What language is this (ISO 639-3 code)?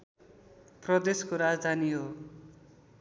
nep